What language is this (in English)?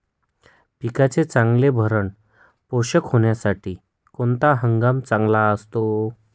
Marathi